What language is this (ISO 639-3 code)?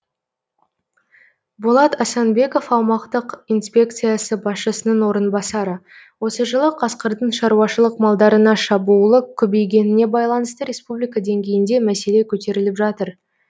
kaz